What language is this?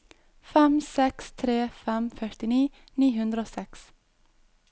Norwegian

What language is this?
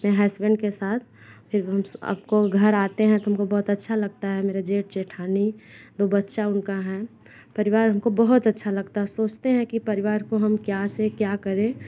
Hindi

